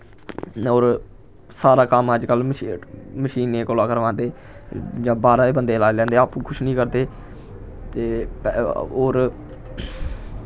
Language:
Dogri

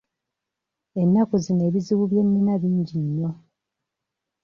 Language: Ganda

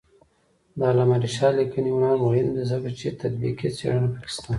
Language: Pashto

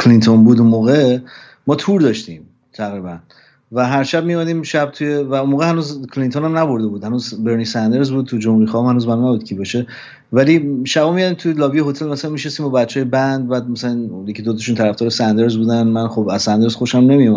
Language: Persian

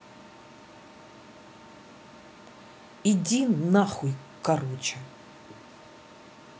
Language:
Russian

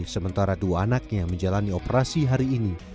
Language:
Indonesian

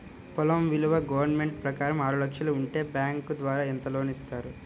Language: Telugu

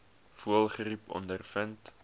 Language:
Afrikaans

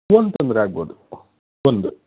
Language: Kannada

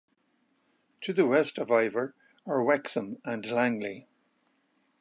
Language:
English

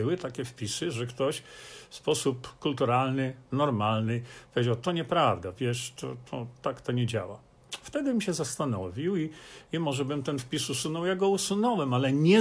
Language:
Polish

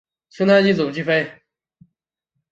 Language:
Chinese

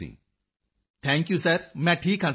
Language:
Punjabi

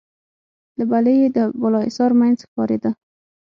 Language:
Pashto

